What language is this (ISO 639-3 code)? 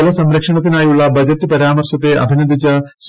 mal